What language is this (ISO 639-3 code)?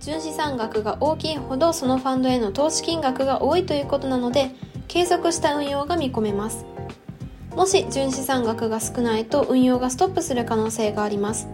jpn